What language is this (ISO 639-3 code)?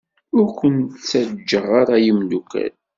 kab